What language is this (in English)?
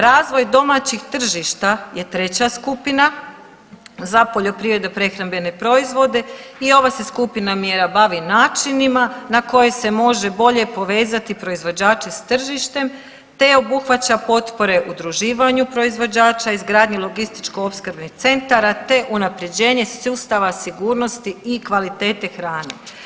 Croatian